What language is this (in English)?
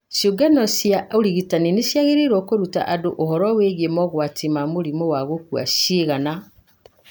Kikuyu